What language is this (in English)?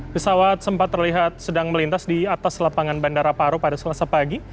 Indonesian